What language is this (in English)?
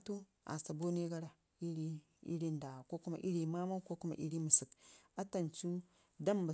Ngizim